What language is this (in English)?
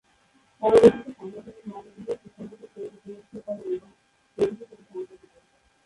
Bangla